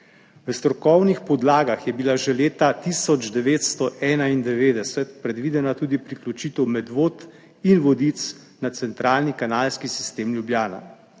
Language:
Slovenian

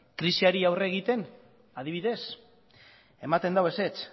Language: Basque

